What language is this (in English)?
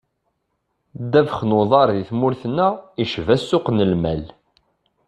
Kabyle